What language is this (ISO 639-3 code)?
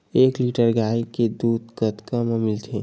hne